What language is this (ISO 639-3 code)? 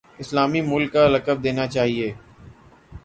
urd